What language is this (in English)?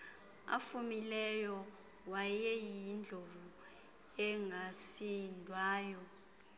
Xhosa